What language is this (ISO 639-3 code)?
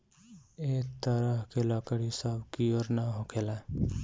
bho